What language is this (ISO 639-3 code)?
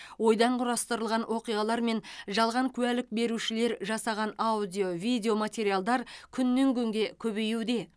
kaz